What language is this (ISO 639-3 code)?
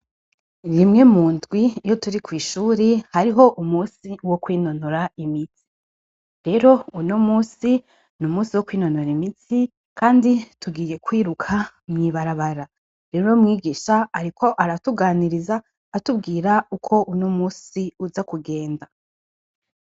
run